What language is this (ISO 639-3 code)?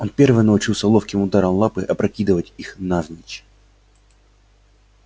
rus